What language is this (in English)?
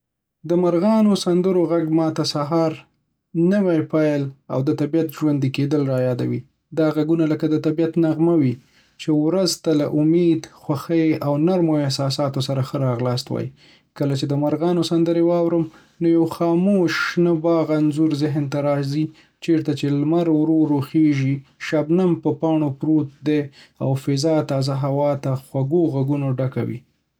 Pashto